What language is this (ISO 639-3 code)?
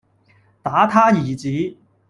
yue